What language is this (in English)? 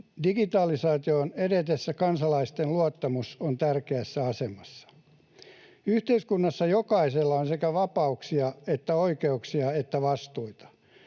Finnish